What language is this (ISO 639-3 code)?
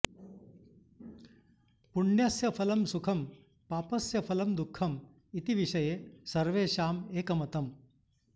san